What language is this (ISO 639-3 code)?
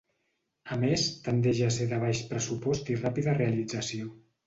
cat